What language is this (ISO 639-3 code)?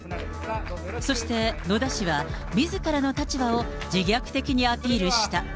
jpn